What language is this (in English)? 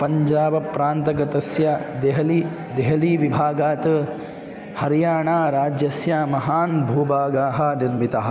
Sanskrit